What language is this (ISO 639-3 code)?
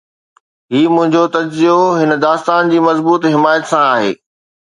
snd